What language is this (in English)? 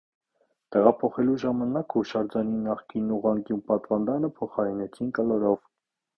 Armenian